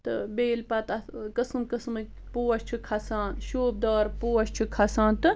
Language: Kashmiri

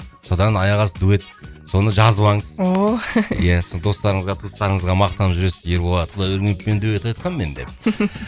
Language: Kazakh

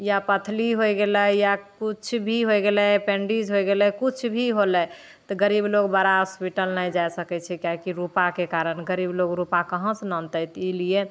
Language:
Maithili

